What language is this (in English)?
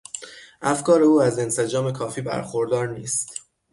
Persian